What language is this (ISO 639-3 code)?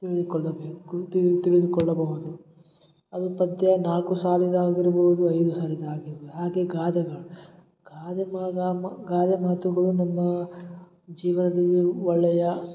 kan